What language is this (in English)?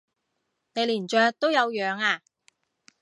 Cantonese